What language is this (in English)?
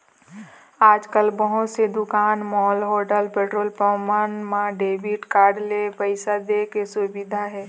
Chhattisgarhi